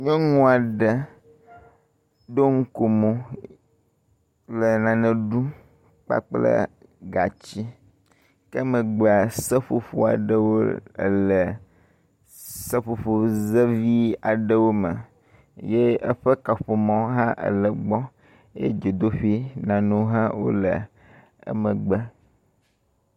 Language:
Ewe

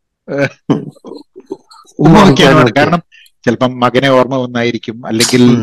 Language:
Malayalam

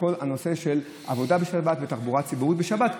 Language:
Hebrew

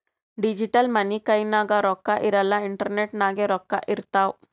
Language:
Kannada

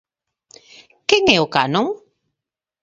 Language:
Galician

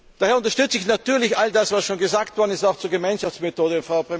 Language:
German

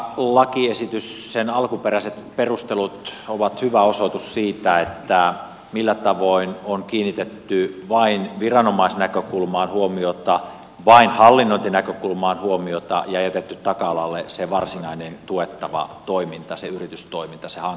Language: Finnish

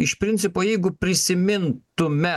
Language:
Lithuanian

